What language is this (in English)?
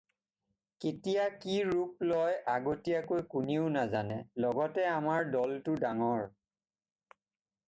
Assamese